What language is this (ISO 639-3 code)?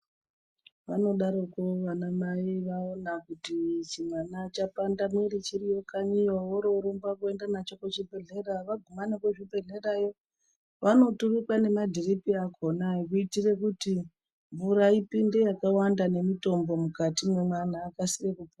ndc